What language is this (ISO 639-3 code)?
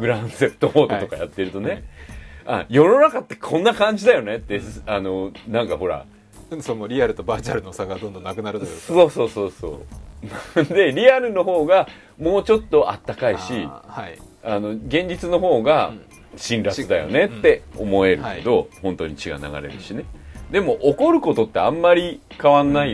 jpn